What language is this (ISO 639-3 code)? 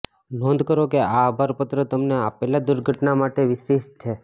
guj